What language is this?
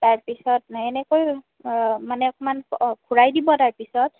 Assamese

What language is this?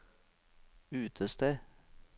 Norwegian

